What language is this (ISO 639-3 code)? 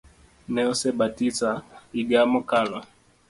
luo